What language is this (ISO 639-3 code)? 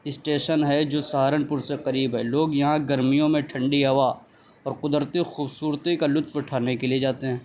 urd